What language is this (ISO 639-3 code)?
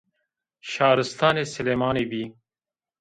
zza